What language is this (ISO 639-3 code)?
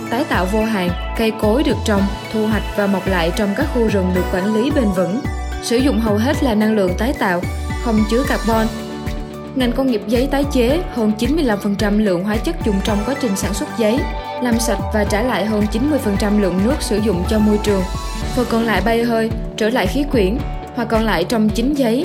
vie